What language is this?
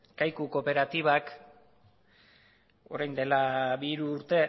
Basque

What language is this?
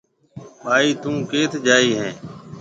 Marwari (Pakistan)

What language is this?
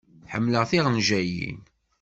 Kabyle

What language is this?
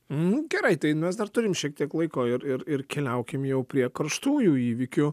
Lithuanian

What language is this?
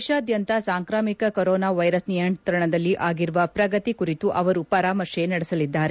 Kannada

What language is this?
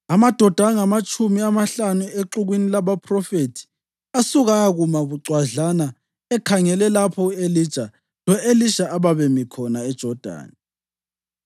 North Ndebele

